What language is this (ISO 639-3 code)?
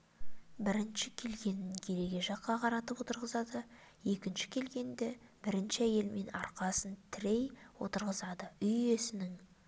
kaz